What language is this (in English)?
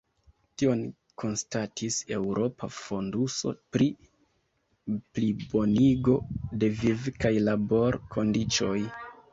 Esperanto